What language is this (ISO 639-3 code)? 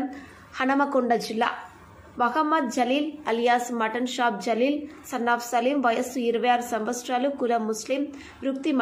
tel